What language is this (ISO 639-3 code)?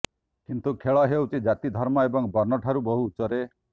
ori